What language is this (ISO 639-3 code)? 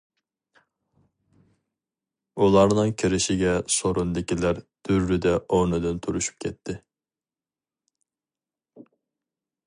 uig